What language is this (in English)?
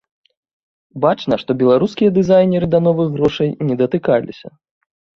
Belarusian